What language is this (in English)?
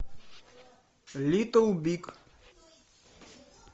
Russian